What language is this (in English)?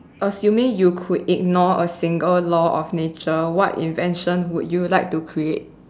English